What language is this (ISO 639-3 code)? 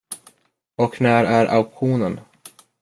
swe